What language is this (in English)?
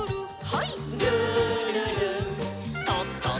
Japanese